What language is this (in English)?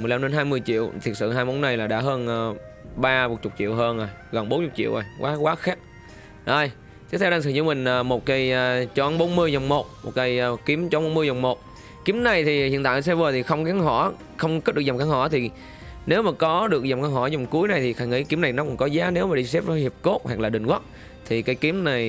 Vietnamese